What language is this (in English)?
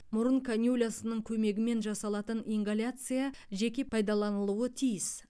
Kazakh